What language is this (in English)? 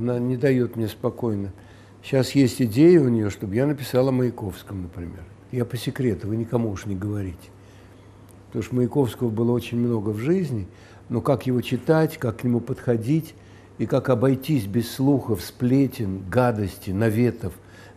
Russian